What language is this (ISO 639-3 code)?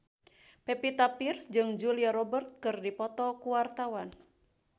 sun